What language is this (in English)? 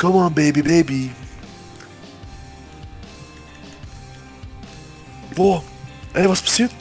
German